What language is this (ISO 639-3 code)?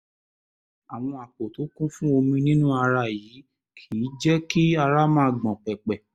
yor